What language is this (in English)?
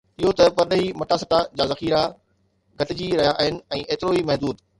Sindhi